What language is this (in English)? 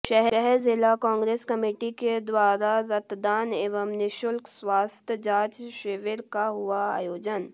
Hindi